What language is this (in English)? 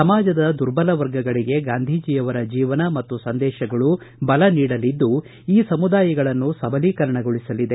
Kannada